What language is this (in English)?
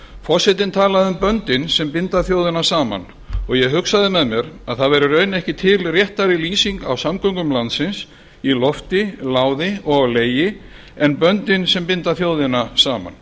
Icelandic